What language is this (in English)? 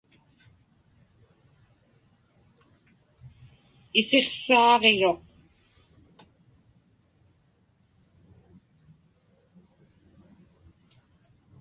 Inupiaq